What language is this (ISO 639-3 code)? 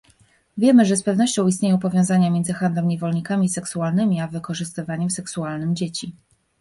pol